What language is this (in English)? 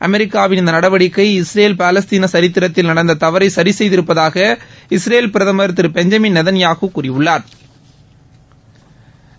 Tamil